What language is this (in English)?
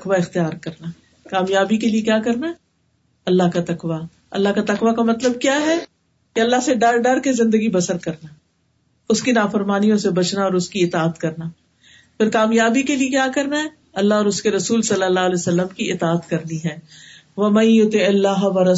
Urdu